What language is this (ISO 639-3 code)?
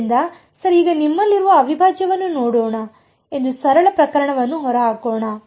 kan